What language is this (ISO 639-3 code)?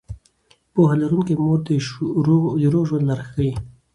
pus